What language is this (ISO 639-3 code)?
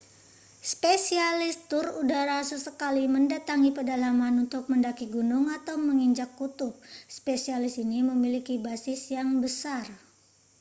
ind